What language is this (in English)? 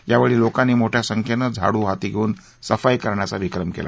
Marathi